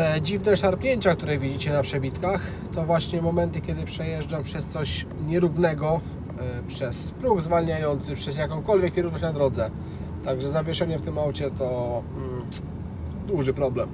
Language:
Polish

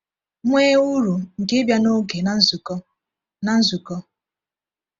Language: Igbo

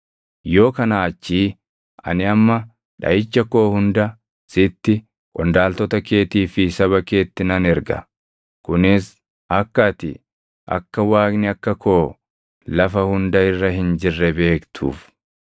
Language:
Oromo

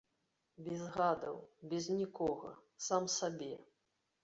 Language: Belarusian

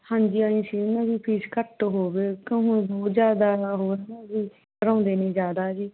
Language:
Punjabi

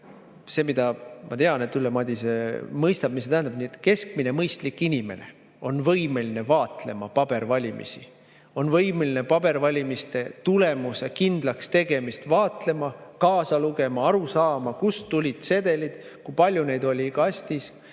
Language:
Estonian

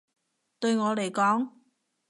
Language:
Cantonese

